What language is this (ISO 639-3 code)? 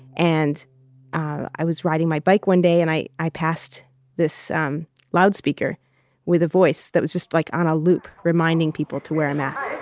eng